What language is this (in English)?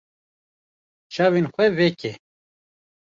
Kurdish